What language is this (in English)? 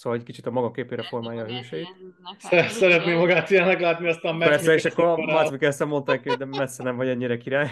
Hungarian